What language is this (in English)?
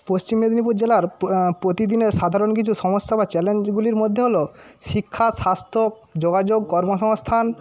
Bangla